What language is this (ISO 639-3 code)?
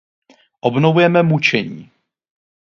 ces